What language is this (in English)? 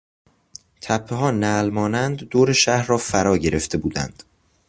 Persian